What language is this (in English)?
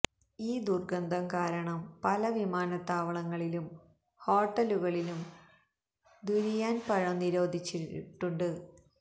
Malayalam